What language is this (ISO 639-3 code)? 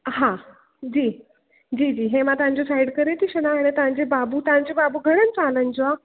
snd